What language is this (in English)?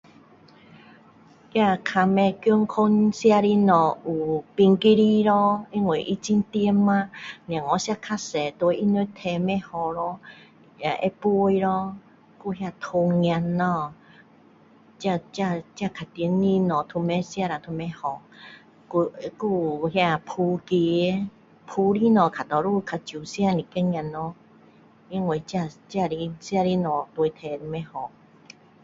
Min Dong Chinese